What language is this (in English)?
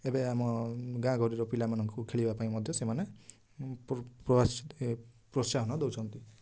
Odia